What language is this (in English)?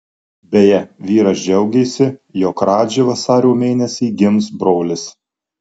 Lithuanian